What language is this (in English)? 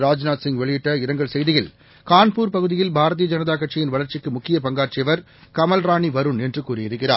Tamil